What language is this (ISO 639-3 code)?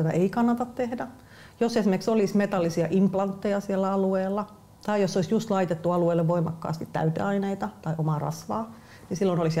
fin